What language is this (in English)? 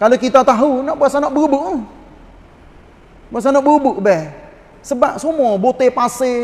Malay